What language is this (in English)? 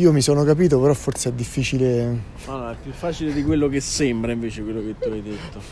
Italian